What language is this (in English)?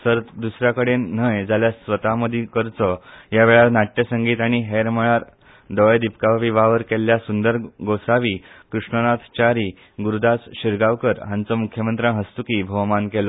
Konkani